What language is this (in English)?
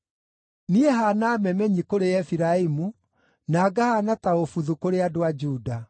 Kikuyu